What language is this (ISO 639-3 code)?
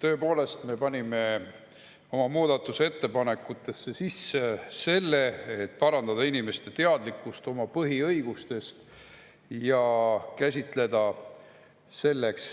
est